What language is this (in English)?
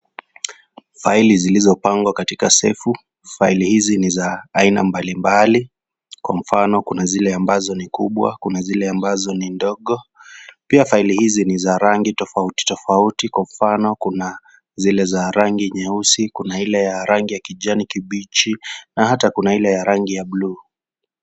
Swahili